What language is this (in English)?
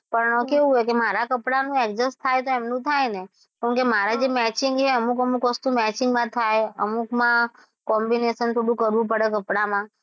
Gujarati